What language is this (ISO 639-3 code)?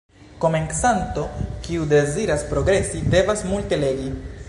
epo